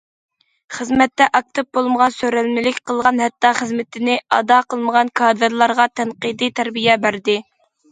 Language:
Uyghur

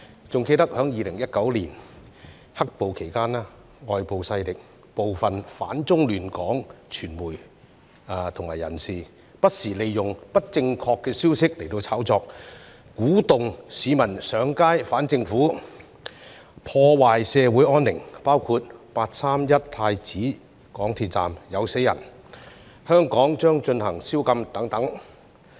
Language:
Cantonese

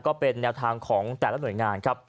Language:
Thai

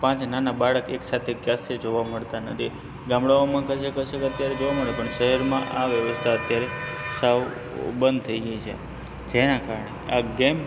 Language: Gujarati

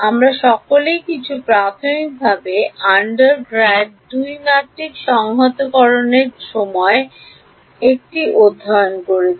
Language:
Bangla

